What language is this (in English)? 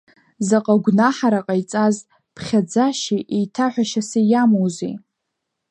Abkhazian